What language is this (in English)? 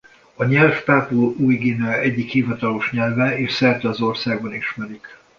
Hungarian